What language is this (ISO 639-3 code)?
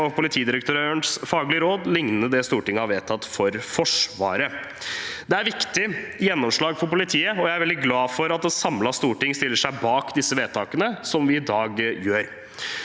nor